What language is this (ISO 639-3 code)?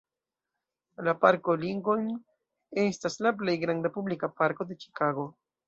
epo